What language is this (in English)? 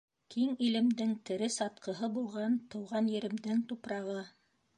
Bashkir